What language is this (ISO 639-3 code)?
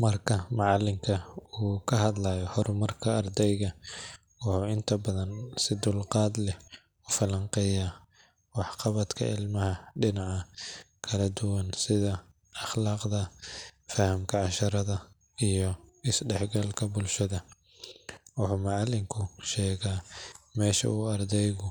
som